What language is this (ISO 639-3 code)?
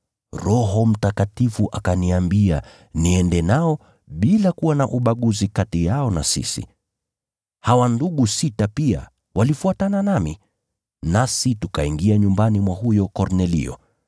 swa